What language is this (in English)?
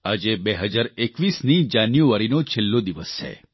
Gujarati